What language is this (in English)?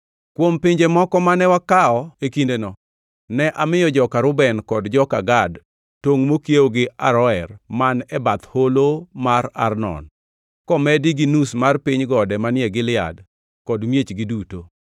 Luo (Kenya and Tanzania)